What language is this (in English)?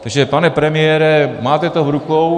Czech